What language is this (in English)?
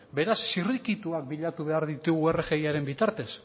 Basque